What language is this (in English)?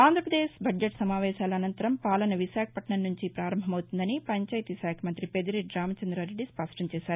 Telugu